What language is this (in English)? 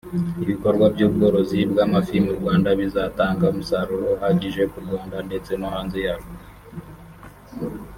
Kinyarwanda